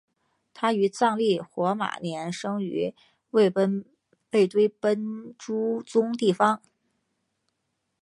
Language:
Chinese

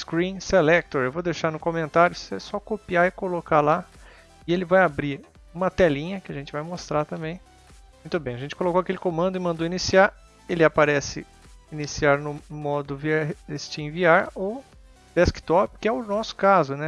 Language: Portuguese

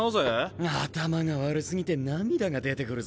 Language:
Japanese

